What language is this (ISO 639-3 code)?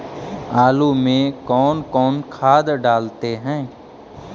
mag